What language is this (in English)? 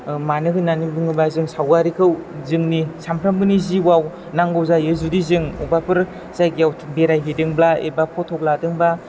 Bodo